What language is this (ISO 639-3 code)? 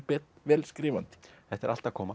isl